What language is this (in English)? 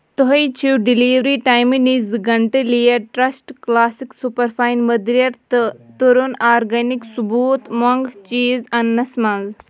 Kashmiri